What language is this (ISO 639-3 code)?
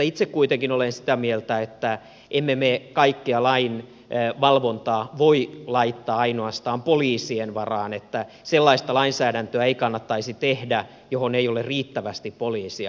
fin